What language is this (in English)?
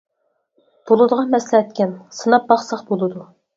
Uyghur